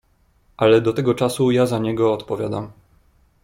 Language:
Polish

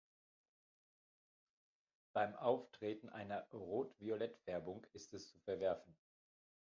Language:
German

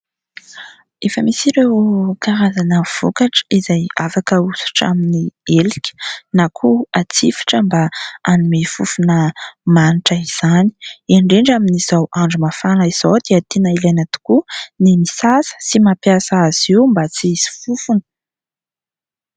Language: Malagasy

